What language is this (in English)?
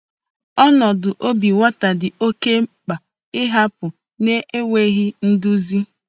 Igbo